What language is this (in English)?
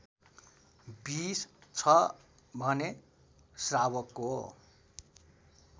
Nepali